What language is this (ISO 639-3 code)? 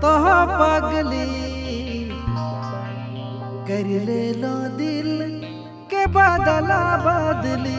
ara